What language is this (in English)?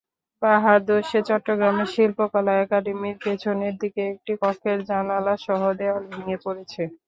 Bangla